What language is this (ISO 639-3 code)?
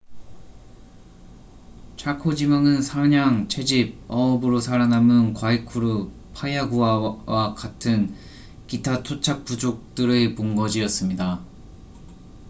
kor